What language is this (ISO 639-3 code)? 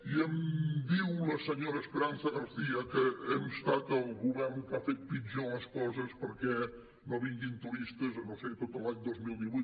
cat